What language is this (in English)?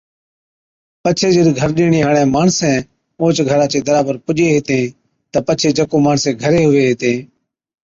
Od